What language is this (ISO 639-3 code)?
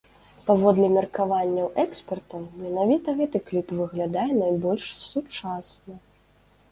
bel